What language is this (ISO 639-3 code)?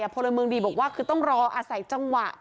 tha